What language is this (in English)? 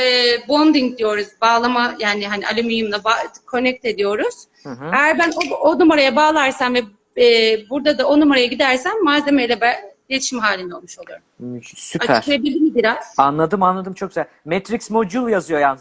Turkish